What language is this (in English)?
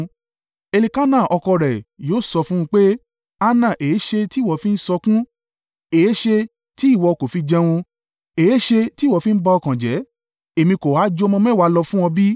Yoruba